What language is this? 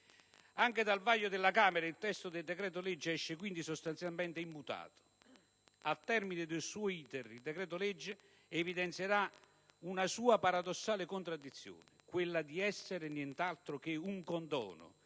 Italian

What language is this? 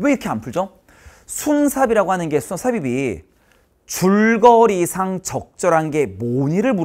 Korean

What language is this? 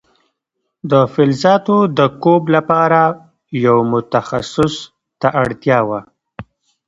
Pashto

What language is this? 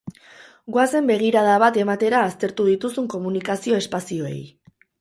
Basque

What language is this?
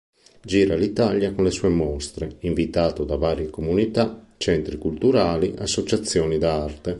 Italian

